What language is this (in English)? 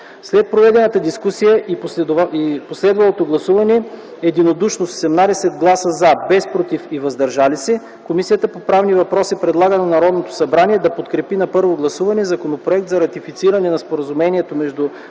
Bulgarian